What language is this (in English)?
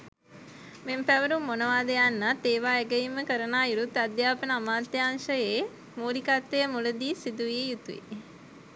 Sinhala